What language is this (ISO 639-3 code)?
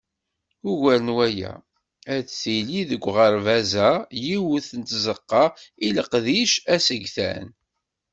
kab